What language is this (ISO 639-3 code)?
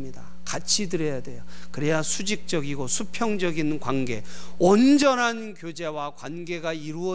kor